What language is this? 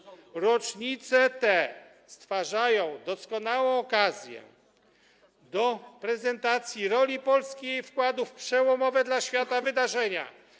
Polish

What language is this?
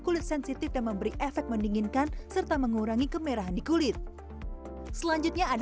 Indonesian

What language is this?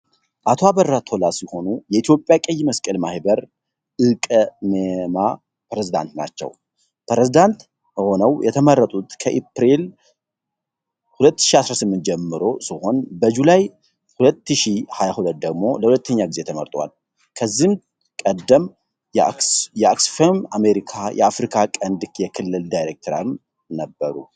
Amharic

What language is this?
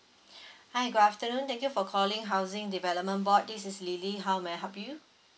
English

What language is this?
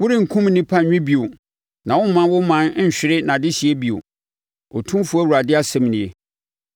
Akan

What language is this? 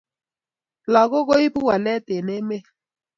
Kalenjin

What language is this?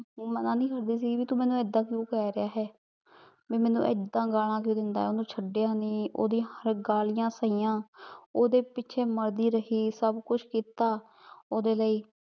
Punjabi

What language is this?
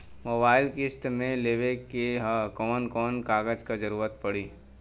Bhojpuri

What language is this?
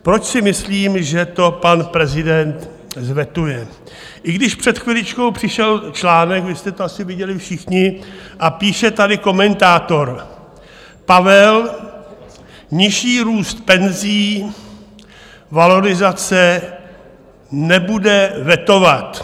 Czech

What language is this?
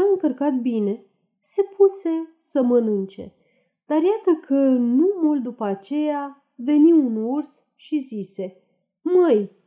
Romanian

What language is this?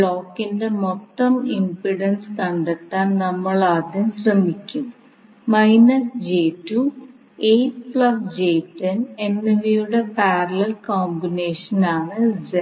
Malayalam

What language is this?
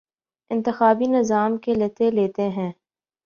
Urdu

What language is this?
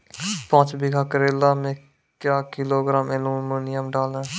Maithili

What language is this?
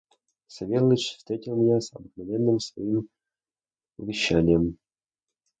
Russian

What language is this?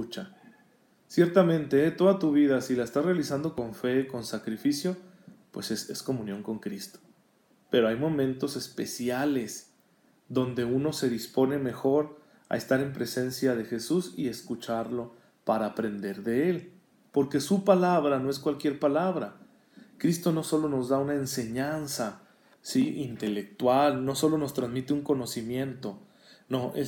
Spanish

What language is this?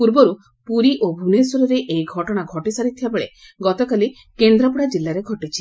Odia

